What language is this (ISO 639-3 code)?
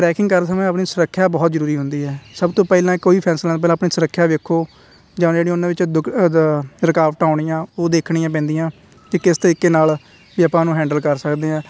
pan